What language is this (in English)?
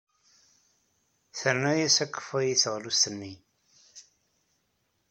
Kabyle